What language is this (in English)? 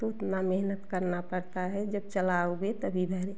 Hindi